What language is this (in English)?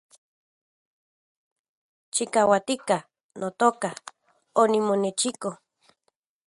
Central Puebla Nahuatl